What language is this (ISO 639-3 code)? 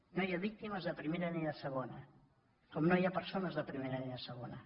cat